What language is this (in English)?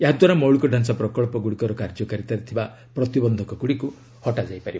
Odia